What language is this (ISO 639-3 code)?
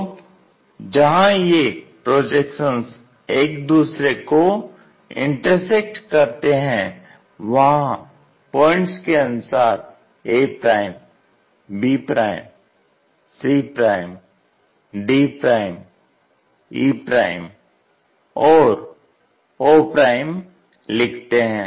hin